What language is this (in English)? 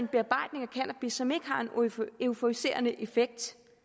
Danish